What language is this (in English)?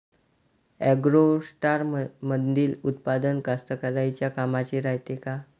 Marathi